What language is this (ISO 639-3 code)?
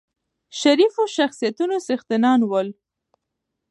pus